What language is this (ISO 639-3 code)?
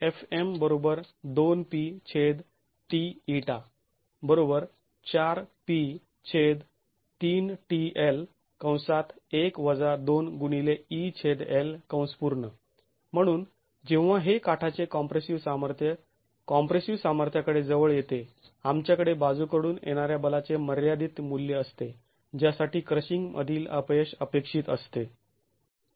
mar